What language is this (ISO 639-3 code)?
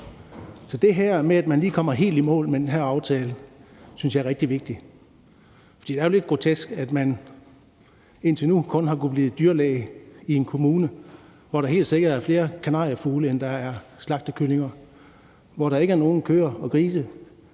dan